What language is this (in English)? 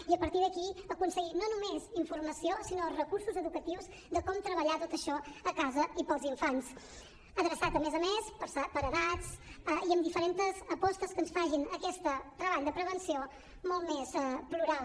Catalan